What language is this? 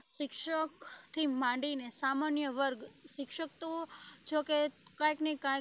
Gujarati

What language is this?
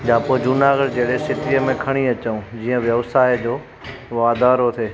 Sindhi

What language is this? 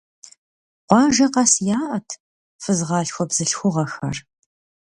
Kabardian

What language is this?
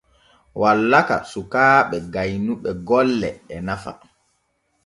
Borgu Fulfulde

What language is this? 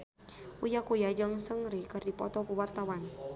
Sundanese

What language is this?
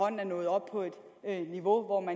Danish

